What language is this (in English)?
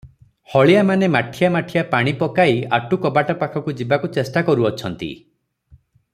Odia